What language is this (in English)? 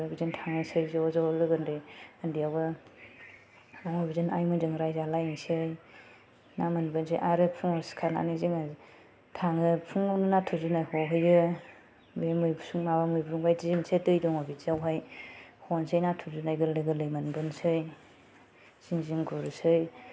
Bodo